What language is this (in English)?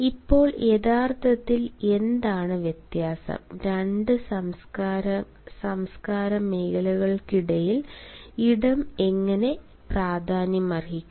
Malayalam